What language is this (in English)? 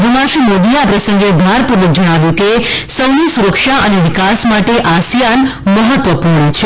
Gujarati